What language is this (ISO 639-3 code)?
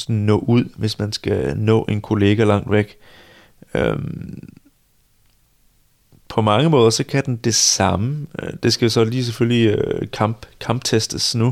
dan